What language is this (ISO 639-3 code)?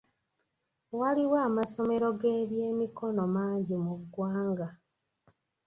lug